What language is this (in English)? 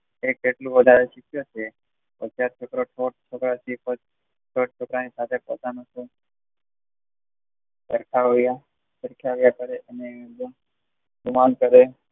Gujarati